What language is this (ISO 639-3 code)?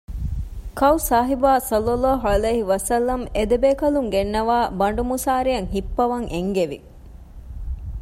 div